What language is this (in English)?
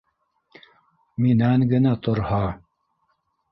Bashkir